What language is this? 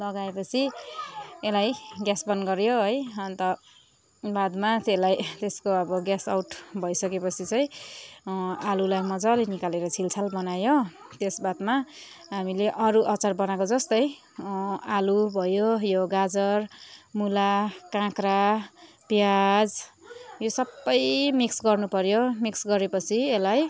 Nepali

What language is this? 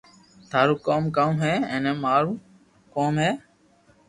Loarki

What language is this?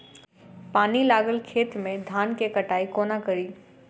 Maithili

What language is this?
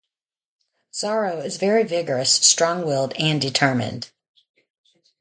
English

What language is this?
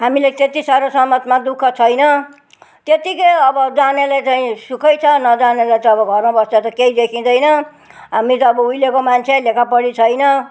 Nepali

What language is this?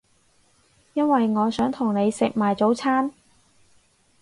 Cantonese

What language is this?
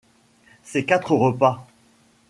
French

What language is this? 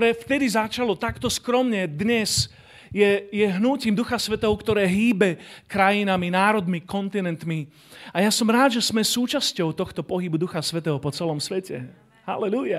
Slovak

